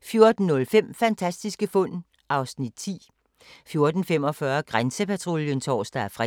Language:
Danish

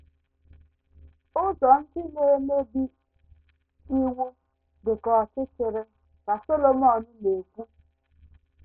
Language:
Igbo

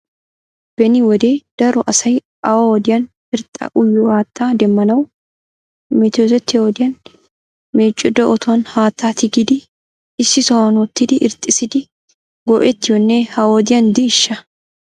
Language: Wolaytta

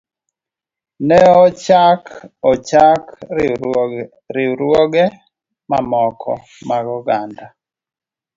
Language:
Luo (Kenya and Tanzania)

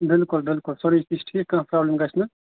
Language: Kashmiri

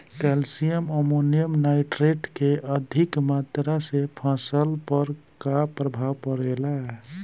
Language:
Bhojpuri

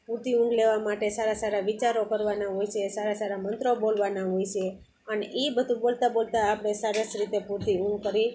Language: Gujarati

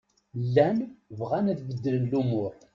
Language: Kabyle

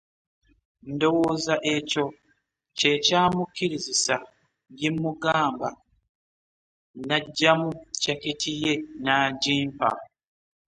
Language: Ganda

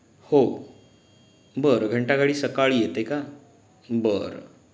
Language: Marathi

